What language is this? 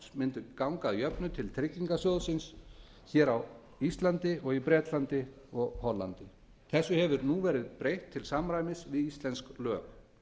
Icelandic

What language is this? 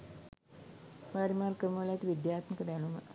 Sinhala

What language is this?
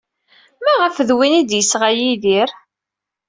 Kabyle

